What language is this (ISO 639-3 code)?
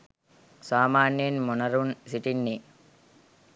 sin